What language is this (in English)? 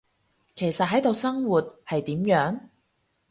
Cantonese